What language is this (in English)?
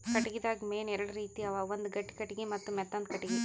Kannada